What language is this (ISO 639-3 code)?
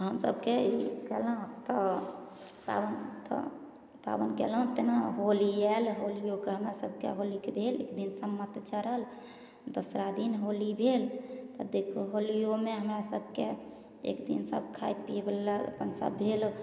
mai